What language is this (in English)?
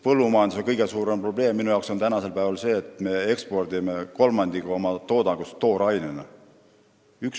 Estonian